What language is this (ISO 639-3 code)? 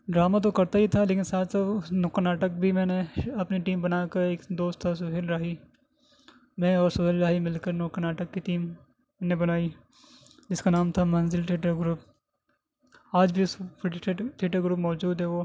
urd